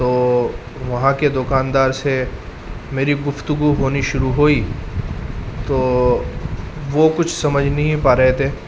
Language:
Urdu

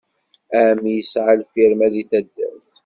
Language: Kabyle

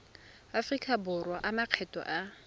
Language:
Tswana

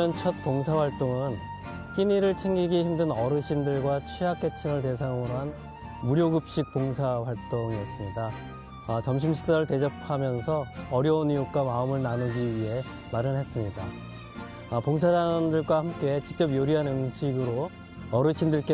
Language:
Korean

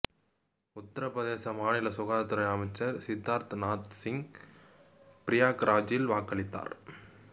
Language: Tamil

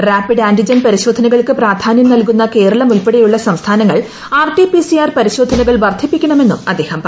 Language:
Malayalam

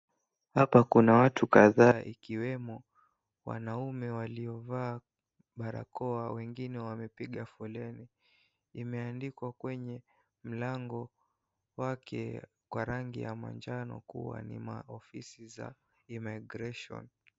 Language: Swahili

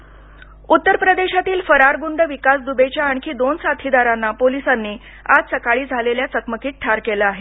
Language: Marathi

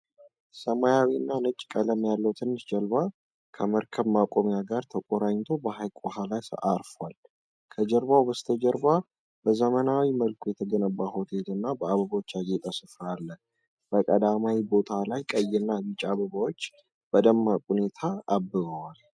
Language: Amharic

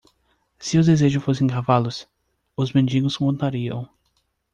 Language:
Portuguese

